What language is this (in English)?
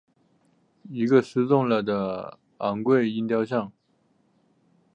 Chinese